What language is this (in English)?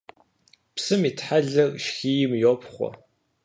Kabardian